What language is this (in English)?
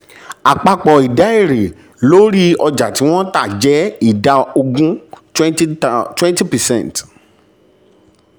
Yoruba